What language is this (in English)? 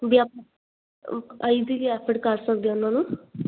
Punjabi